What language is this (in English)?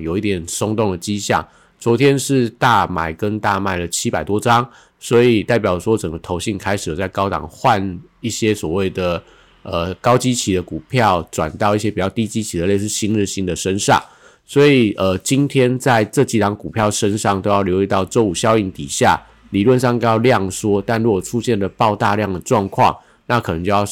Chinese